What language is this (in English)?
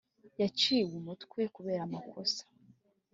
Kinyarwanda